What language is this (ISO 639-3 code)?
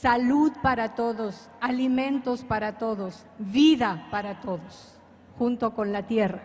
spa